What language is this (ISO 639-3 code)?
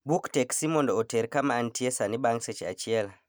luo